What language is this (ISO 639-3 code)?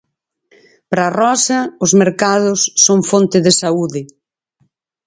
glg